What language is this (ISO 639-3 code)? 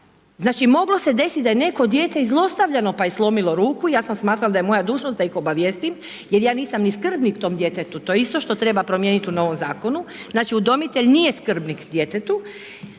hrv